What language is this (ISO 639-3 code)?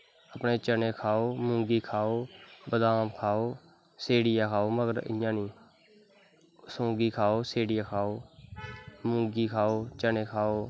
doi